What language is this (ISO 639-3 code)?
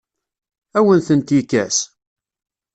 kab